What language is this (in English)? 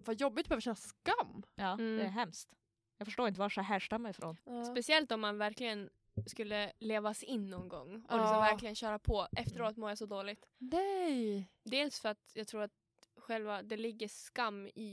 Swedish